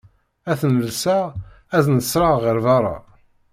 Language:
Kabyle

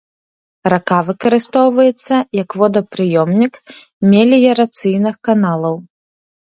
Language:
Belarusian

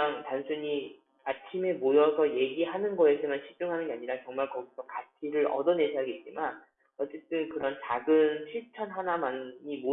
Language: Korean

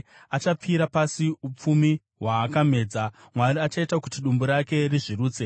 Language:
Shona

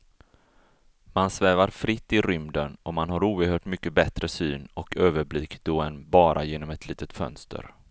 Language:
Swedish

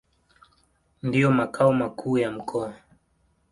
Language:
Swahili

